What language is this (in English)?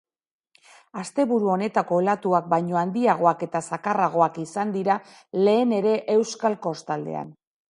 Basque